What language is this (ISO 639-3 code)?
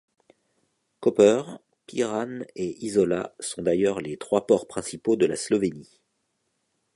fra